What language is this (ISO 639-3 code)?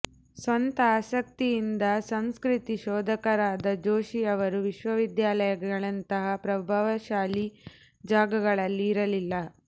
kan